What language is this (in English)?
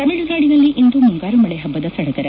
Kannada